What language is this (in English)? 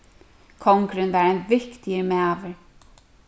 Faroese